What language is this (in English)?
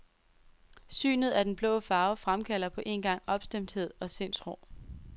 Danish